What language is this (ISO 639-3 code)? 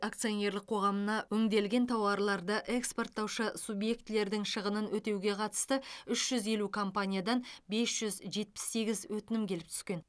kaz